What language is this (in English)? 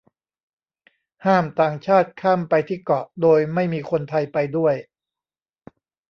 Thai